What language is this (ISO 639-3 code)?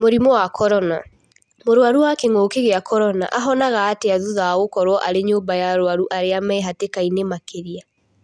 kik